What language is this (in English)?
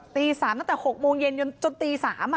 Thai